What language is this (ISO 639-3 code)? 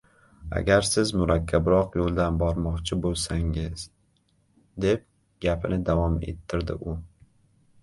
uzb